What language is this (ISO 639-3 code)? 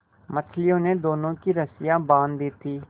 hin